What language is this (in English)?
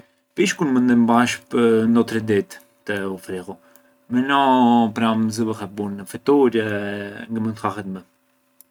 Arbëreshë Albanian